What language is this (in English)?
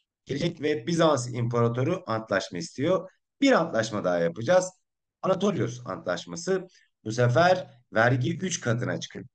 Turkish